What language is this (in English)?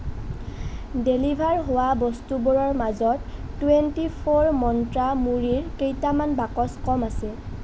Assamese